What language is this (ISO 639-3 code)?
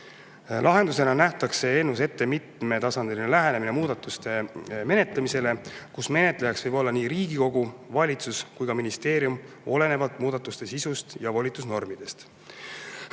est